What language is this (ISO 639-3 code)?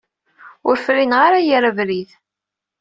kab